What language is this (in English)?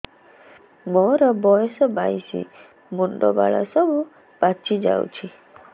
Odia